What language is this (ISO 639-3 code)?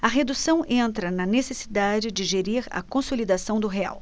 por